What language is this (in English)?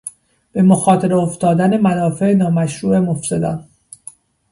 Persian